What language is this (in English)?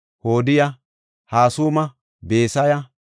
Gofa